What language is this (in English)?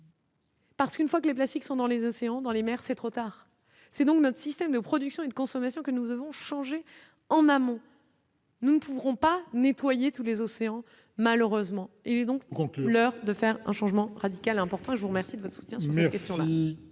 French